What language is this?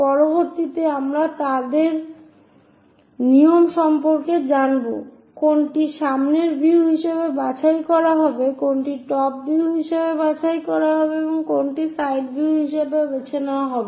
Bangla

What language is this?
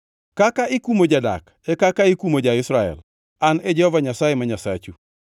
Luo (Kenya and Tanzania)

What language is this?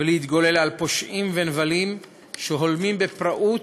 Hebrew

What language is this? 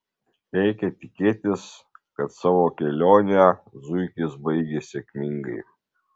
Lithuanian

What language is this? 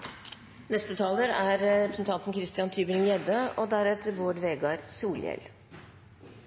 Norwegian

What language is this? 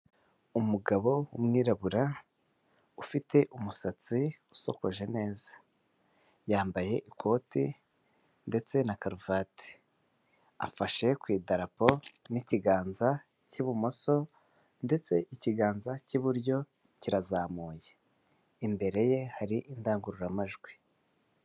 Kinyarwanda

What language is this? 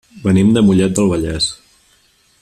Catalan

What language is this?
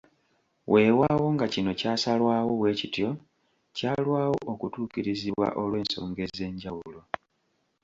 Ganda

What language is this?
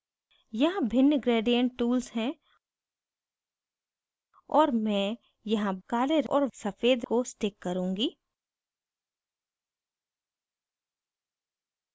Hindi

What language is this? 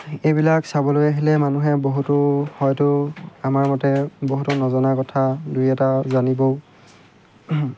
Assamese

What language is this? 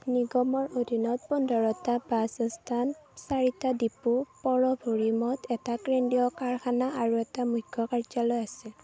Assamese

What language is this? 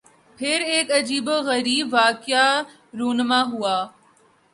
Urdu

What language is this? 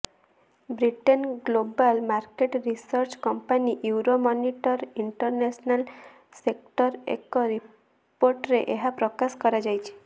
Odia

